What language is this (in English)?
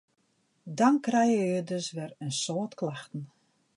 Western Frisian